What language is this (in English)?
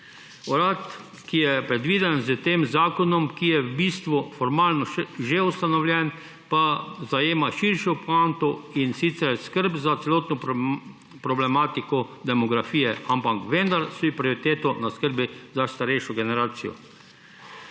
Slovenian